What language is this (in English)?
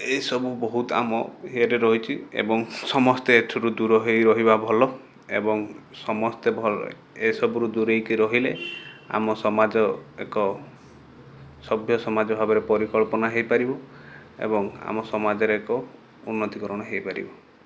Odia